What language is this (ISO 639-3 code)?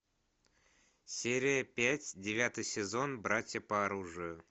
rus